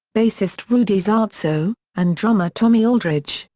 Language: English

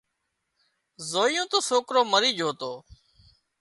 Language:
Wadiyara Koli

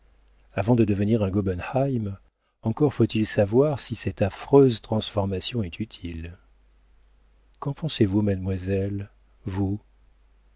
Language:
French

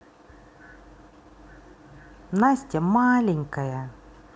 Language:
Russian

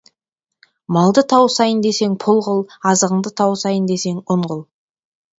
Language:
Kazakh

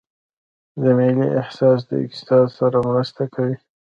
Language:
Pashto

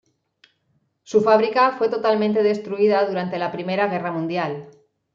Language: Spanish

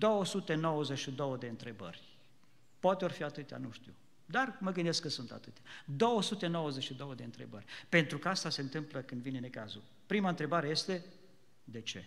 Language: Romanian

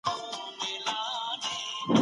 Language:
Pashto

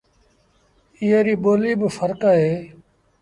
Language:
Sindhi Bhil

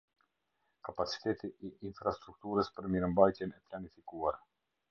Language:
Albanian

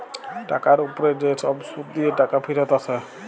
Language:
Bangla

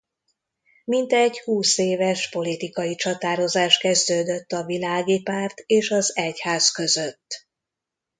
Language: Hungarian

